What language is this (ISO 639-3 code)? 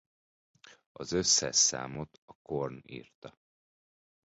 hun